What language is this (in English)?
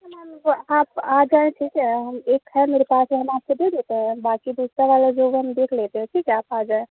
Urdu